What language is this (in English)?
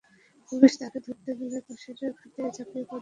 Bangla